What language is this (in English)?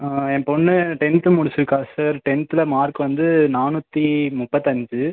Tamil